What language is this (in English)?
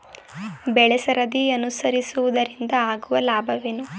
Kannada